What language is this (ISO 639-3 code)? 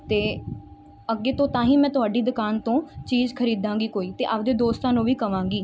pan